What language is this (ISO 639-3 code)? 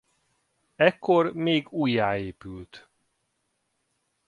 hun